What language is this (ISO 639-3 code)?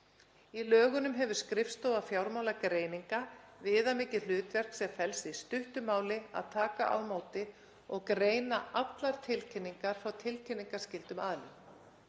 isl